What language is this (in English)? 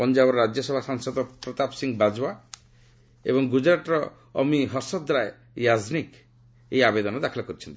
Odia